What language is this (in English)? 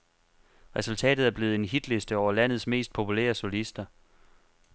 Danish